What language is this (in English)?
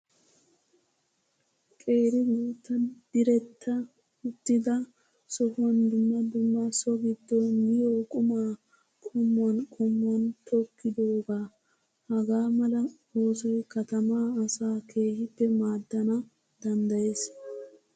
Wolaytta